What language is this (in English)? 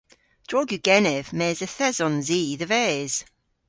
Cornish